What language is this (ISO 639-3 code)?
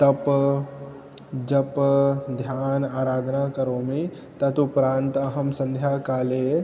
san